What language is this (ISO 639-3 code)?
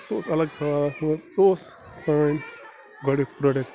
kas